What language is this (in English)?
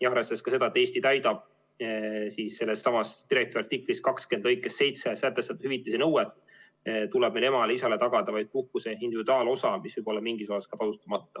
Estonian